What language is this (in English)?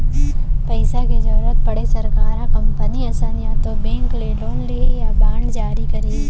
Chhattisgarhi